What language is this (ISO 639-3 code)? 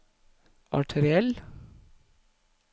nor